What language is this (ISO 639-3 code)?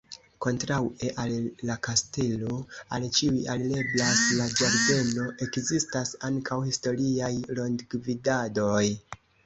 epo